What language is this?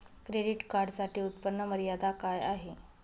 Marathi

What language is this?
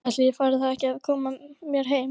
Icelandic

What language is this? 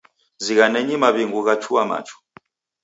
Taita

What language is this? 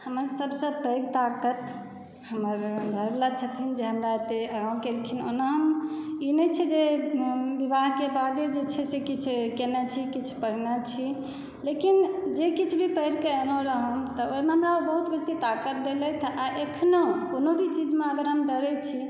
Maithili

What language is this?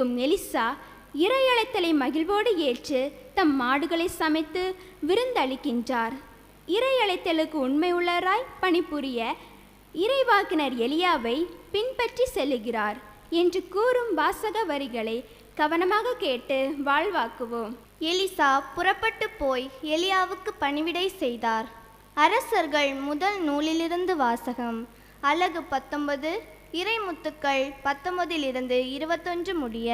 Tamil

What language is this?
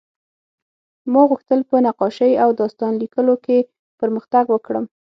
Pashto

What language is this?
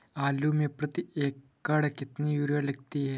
Hindi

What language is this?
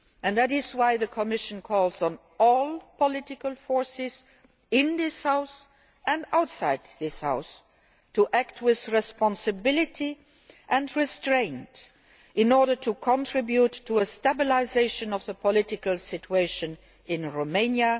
English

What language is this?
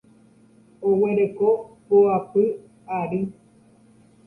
Guarani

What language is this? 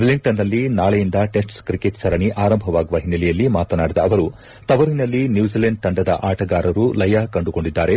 Kannada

